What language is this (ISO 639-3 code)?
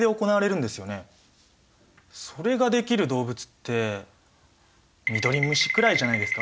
jpn